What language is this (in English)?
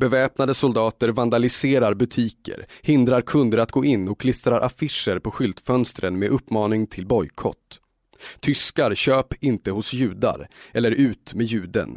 Swedish